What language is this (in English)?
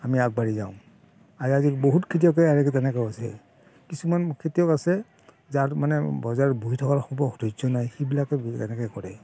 Assamese